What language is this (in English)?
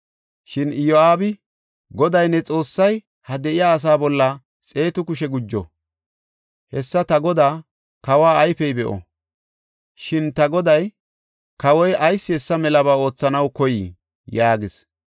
Gofa